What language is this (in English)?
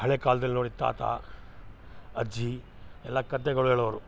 Kannada